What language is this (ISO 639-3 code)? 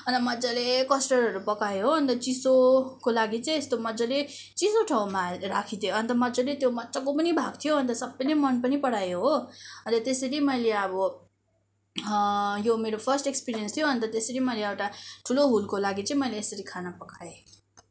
nep